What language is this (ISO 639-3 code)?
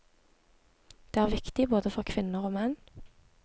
nor